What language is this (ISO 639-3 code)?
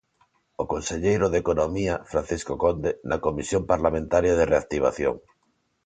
glg